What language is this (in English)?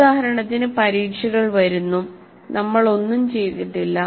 Malayalam